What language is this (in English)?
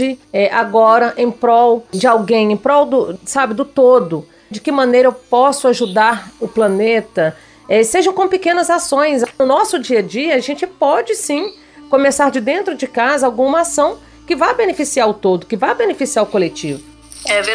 Portuguese